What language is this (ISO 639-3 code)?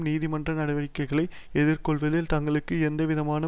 tam